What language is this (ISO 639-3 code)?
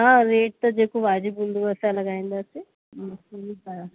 snd